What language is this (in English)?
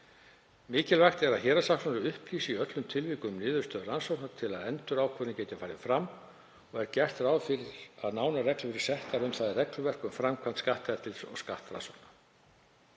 Icelandic